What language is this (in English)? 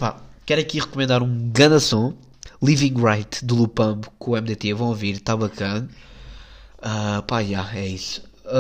Portuguese